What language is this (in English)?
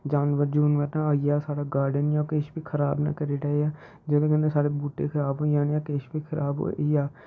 Dogri